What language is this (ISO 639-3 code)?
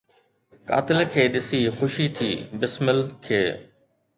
snd